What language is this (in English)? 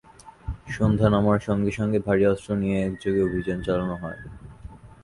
Bangla